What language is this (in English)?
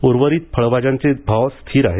Marathi